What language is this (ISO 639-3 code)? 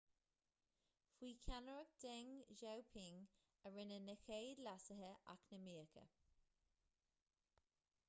gle